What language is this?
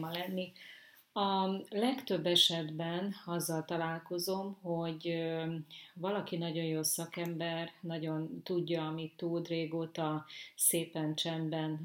Hungarian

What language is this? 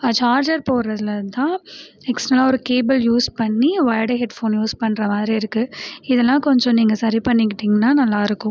Tamil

